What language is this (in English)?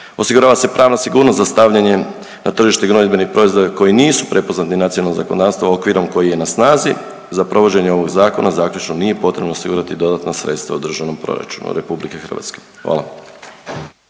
Croatian